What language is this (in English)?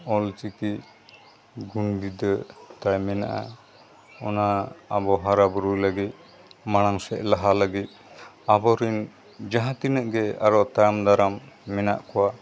Santali